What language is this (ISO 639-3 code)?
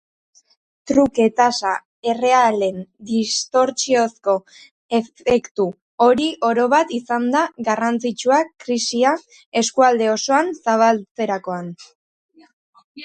eus